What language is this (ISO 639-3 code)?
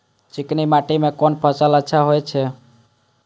mai